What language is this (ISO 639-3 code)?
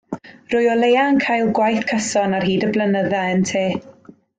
cym